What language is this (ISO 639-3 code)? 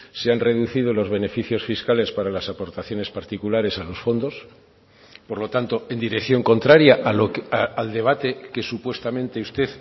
spa